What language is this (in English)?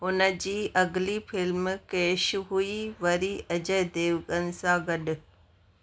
Sindhi